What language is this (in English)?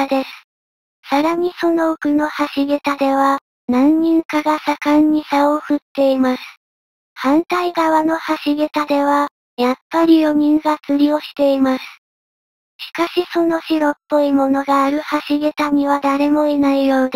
Japanese